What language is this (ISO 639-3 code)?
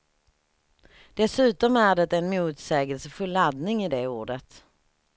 swe